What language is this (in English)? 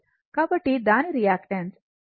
Telugu